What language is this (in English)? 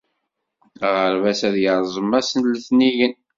Kabyle